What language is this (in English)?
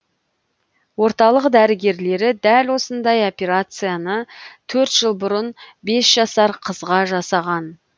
Kazakh